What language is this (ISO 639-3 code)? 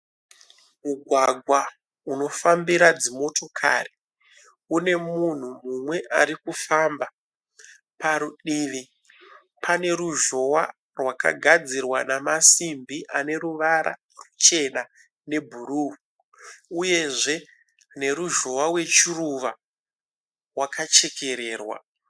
sna